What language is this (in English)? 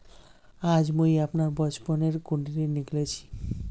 Magahi